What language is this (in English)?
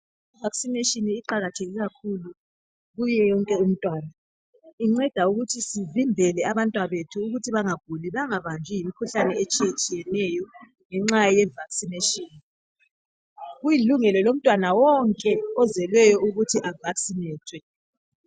North Ndebele